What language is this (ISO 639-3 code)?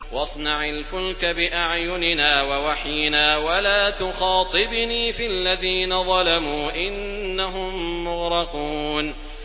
ara